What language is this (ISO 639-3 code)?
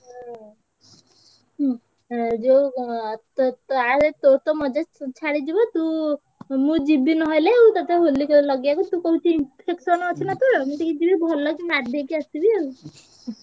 ori